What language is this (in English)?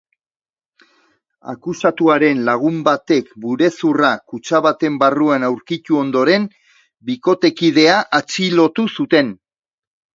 Basque